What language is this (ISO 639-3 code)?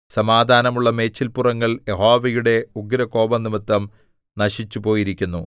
mal